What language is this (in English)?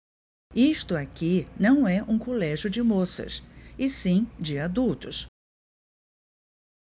Portuguese